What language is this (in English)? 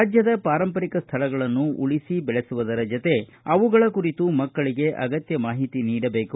Kannada